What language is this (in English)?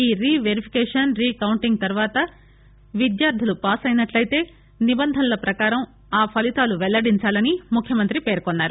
Telugu